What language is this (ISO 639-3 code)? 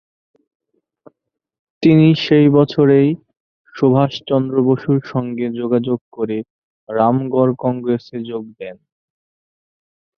ben